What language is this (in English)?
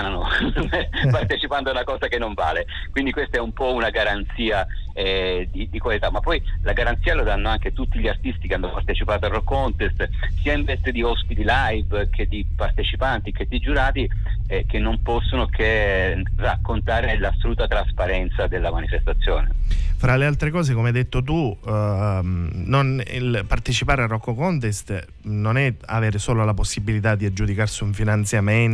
Italian